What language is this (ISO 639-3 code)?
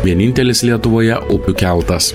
lit